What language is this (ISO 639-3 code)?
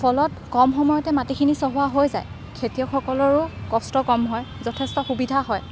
asm